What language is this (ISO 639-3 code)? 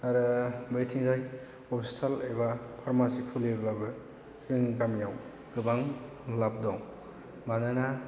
brx